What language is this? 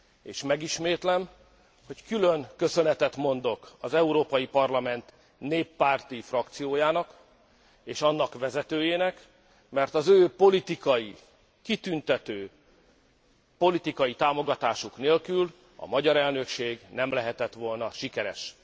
Hungarian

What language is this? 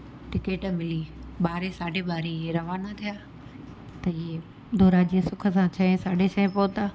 Sindhi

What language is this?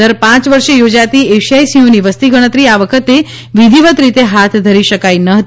Gujarati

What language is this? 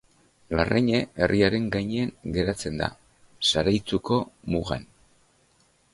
Basque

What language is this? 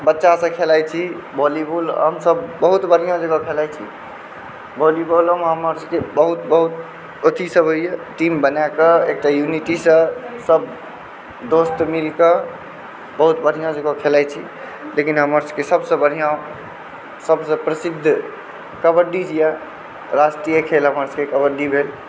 Maithili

